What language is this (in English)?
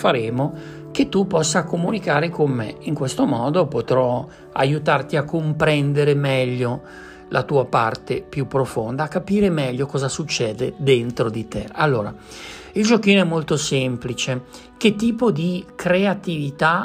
Italian